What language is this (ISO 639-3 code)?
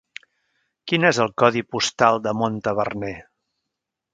cat